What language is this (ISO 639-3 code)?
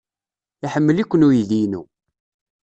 kab